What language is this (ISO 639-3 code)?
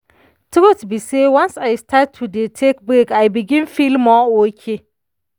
pcm